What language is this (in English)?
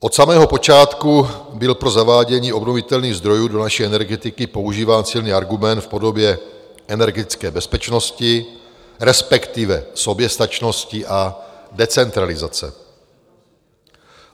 Czech